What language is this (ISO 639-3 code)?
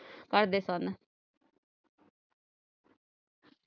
pan